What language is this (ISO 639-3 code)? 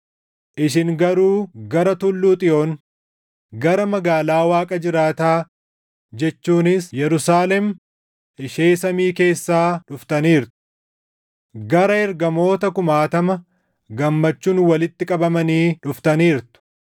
orm